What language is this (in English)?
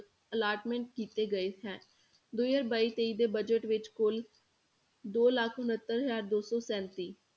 Punjabi